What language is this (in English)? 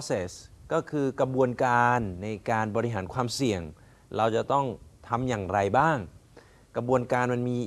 Thai